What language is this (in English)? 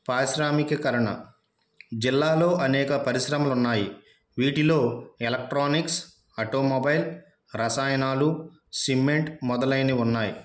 Telugu